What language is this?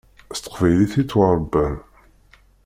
Kabyle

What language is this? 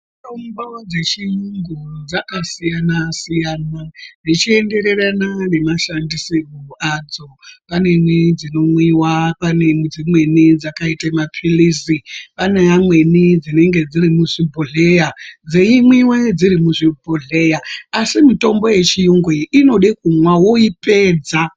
Ndau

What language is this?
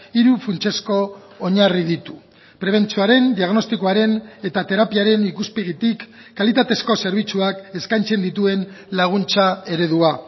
Basque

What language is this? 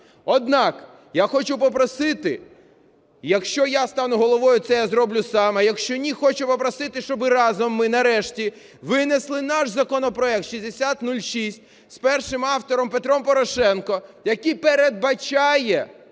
Ukrainian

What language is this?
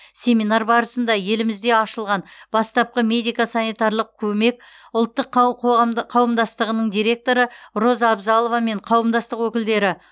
Kazakh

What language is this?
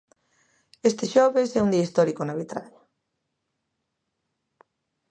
Galician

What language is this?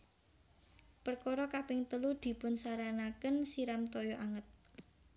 Javanese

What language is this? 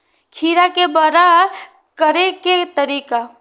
Maithili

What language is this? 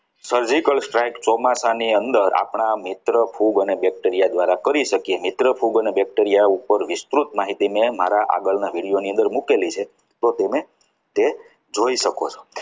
Gujarati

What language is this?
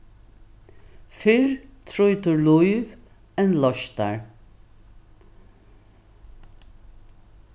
Faroese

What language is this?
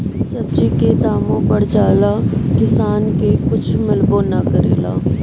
Bhojpuri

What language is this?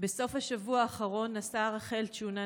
Hebrew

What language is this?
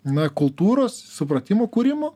Lithuanian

